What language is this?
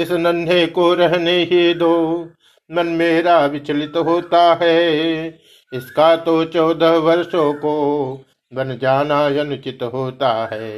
Hindi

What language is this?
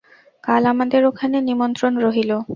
Bangla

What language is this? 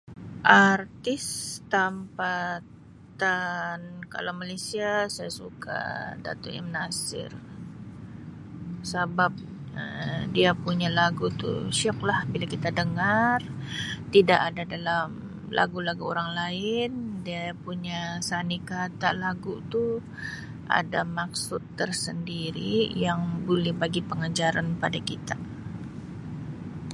Sabah Malay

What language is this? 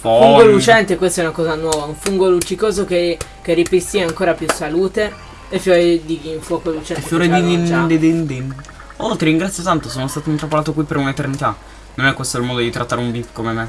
Italian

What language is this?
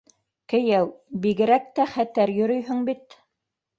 Bashkir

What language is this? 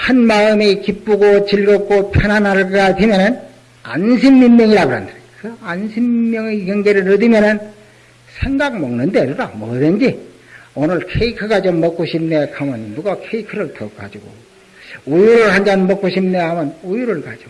Korean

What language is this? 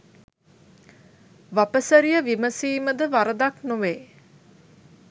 Sinhala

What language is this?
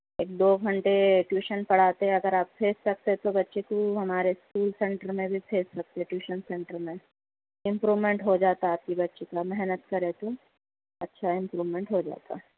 Urdu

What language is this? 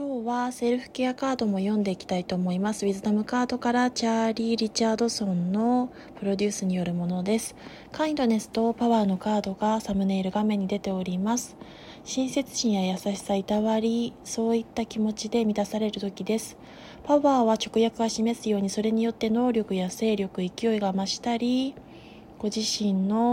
Japanese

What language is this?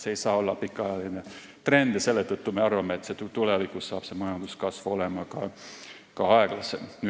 Estonian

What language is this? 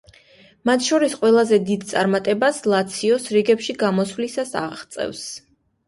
Georgian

